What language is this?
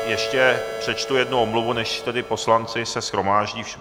Czech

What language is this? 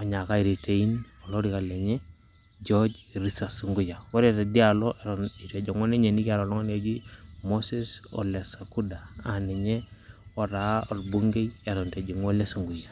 Masai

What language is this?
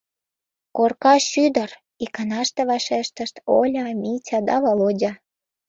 Mari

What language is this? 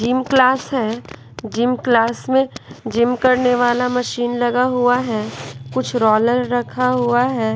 Hindi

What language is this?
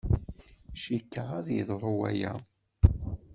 Kabyle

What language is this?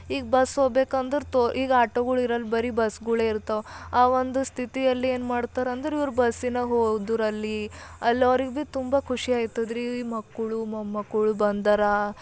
Kannada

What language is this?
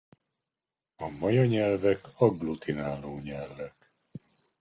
Hungarian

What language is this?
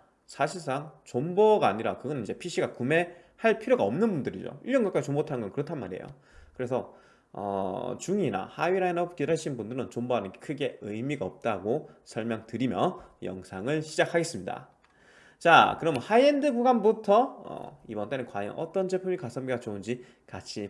Korean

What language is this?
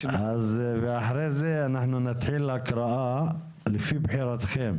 Hebrew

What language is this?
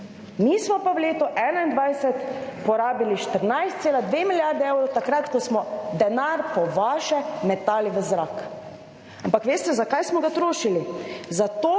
Slovenian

